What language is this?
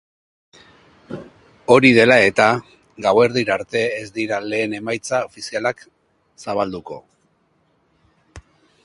Basque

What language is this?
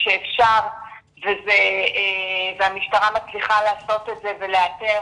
Hebrew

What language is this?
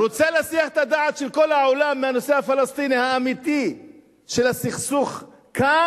Hebrew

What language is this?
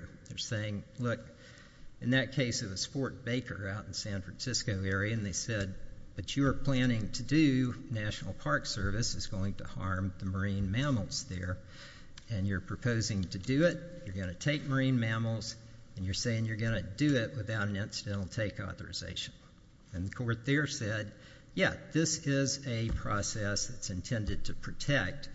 English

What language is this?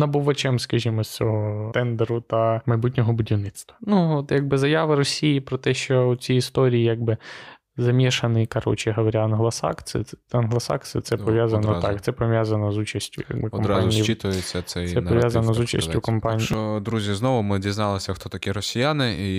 Ukrainian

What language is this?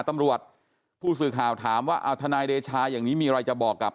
Thai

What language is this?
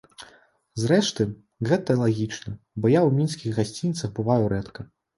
Belarusian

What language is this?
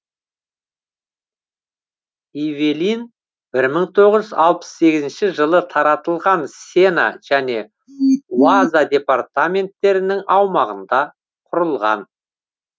Kazakh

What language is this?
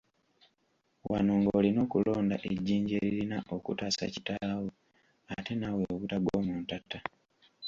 Ganda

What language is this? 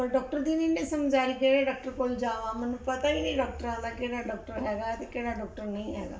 Punjabi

